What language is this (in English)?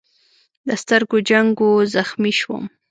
Pashto